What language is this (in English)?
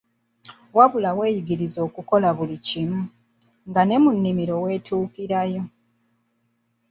Ganda